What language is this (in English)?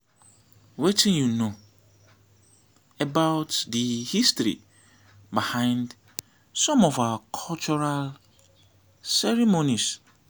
Nigerian Pidgin